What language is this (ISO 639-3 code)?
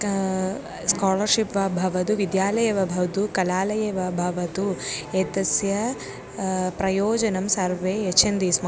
san